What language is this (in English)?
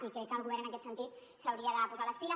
Catalan